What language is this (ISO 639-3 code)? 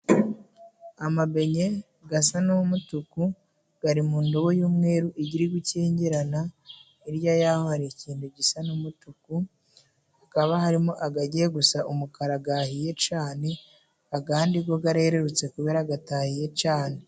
kin